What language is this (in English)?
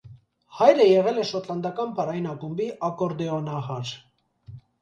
Armenian